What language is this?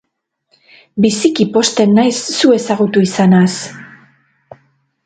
Basque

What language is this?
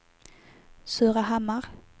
Swedish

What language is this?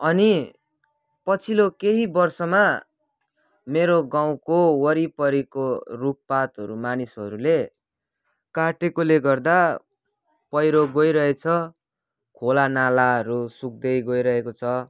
Nepali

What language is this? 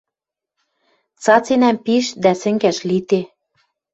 Western Mari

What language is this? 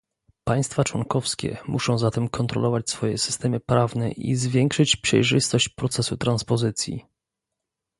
Polish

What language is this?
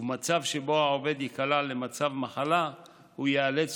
Hebrew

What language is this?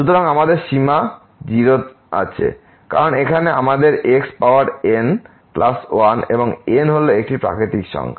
Bangla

